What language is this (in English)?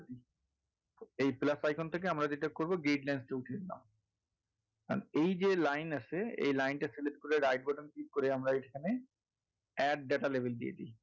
Bangla